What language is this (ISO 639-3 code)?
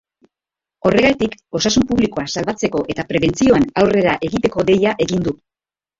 eus